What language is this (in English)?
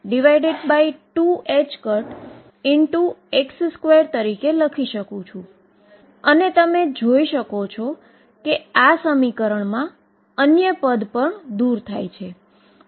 Gujarati